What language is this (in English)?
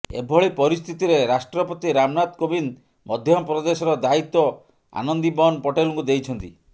Odia